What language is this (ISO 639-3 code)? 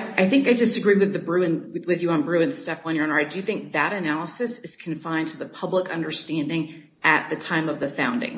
eng